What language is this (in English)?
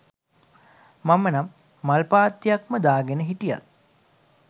Sinhala